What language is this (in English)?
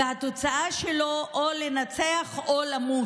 Hebrew